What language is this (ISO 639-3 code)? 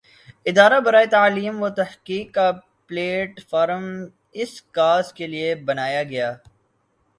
urd